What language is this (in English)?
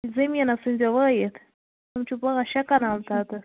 Kashmiri